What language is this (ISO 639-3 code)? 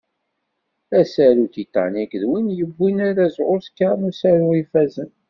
kab